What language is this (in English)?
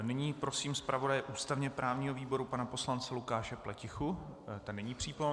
Czech